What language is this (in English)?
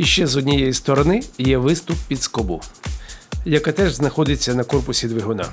Ukrainian